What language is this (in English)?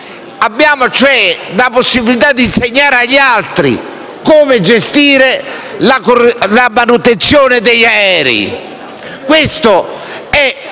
Italian